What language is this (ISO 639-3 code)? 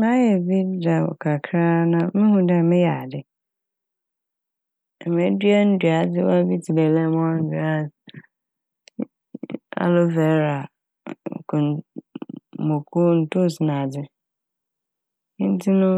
aka